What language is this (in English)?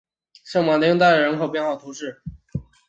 Chinese